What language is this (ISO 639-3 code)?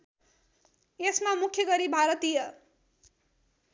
nep